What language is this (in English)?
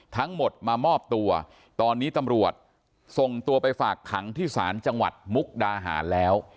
Thai